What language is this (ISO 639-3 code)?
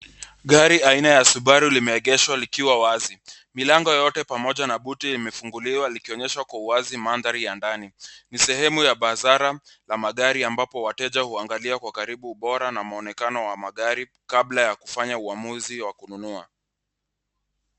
swa